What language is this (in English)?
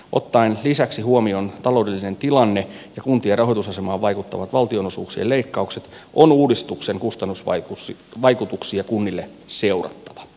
Finnish